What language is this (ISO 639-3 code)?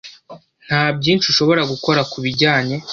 kin